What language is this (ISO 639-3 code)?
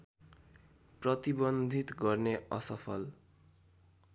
nep